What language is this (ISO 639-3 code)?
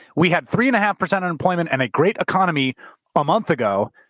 eng